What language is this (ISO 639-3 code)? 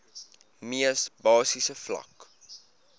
afr